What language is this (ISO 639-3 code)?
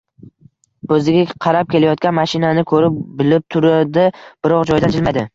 uzb